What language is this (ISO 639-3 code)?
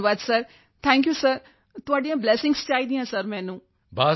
pan